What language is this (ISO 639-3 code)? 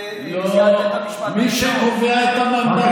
heb